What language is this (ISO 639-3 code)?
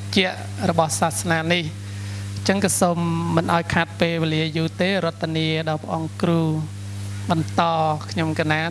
vie